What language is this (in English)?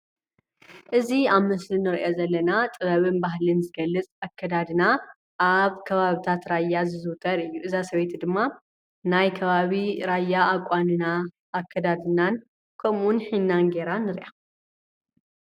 Tigrinya